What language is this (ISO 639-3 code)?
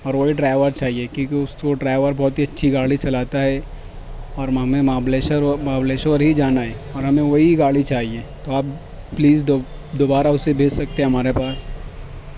urd